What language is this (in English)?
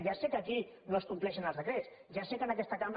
Catalan